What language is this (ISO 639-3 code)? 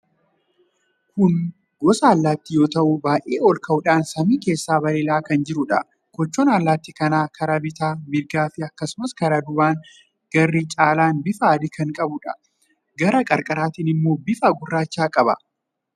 orm